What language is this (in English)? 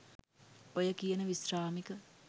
Sinhala